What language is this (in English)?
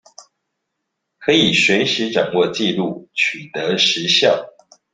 Chinese